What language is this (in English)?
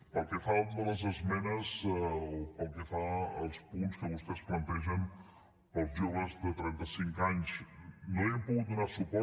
Catalan